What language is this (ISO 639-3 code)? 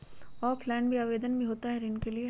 mag